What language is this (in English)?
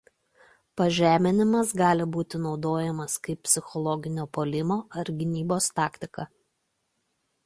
Lithuanian